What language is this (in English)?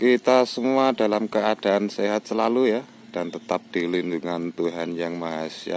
Indonesian